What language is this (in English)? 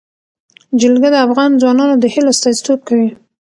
Pashto